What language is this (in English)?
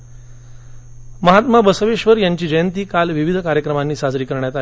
Marathi